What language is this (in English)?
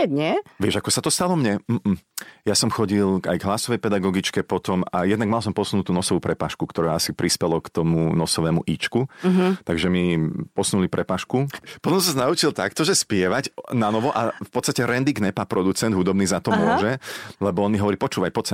Slovak